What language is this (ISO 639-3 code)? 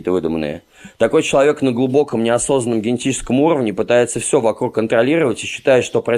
rus